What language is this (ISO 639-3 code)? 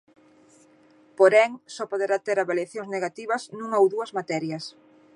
glg